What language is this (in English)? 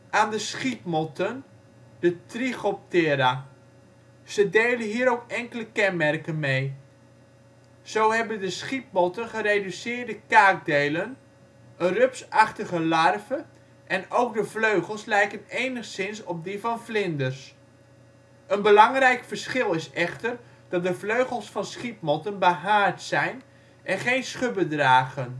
Dutch